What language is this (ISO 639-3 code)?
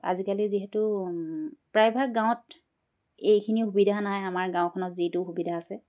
asm